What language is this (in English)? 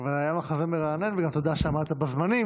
Hebrew